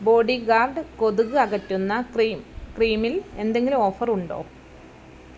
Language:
Malayalam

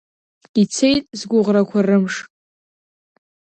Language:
Abkhazian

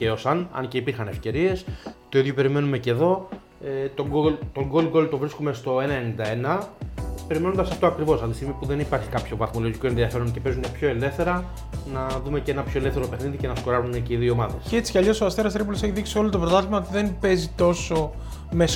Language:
Greek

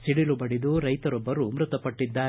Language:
Kannada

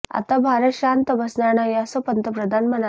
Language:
Marathi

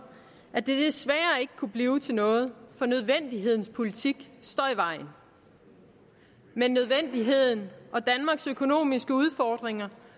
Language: Danish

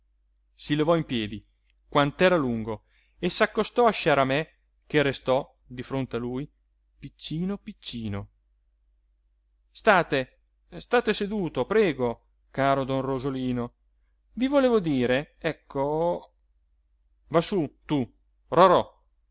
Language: Italian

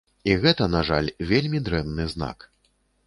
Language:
Belarusian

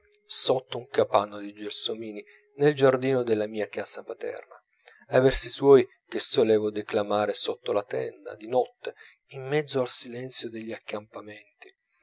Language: Italian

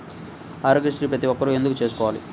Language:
Telugu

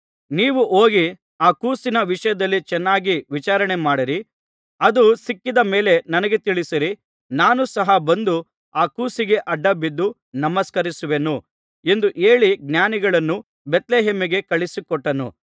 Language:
Kannada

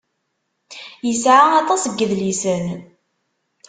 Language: Kabyle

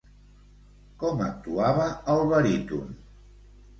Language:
Catalan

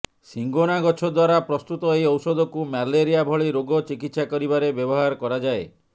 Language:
Odia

